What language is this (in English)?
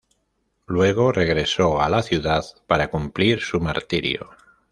Spanish